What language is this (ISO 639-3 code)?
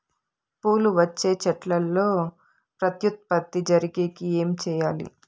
tel